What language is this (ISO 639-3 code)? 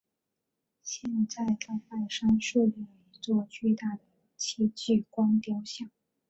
zho